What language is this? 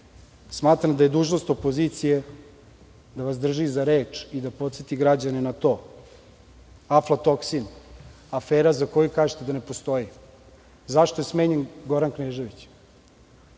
Serbian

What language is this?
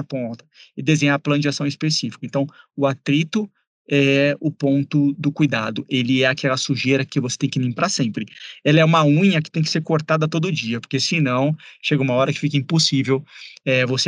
Portuguese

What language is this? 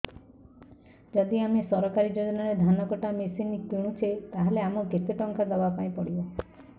Odia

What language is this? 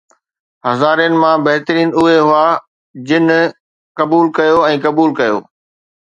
Sindhi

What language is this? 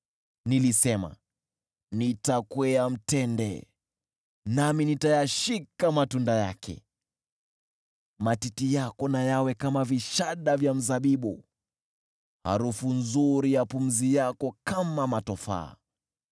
Swahili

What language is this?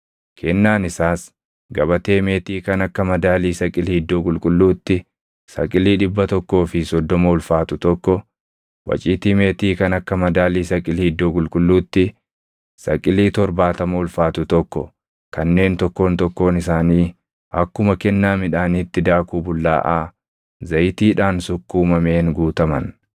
Oromo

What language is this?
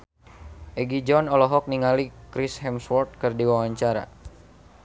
Sundanese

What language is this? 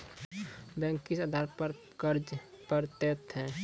Maithili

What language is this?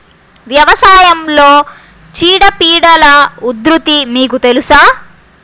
Telugu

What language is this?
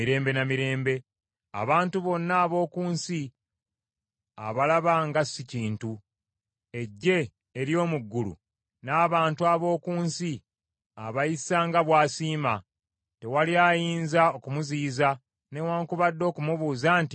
Ganda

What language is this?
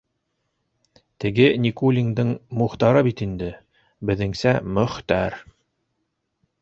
Bashkir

